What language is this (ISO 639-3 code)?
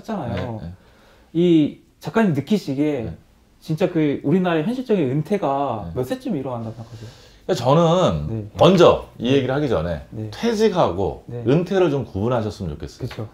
kor